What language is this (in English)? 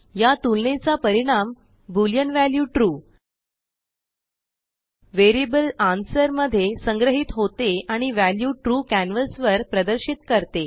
Marathi